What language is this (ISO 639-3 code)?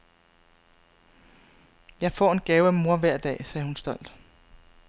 dan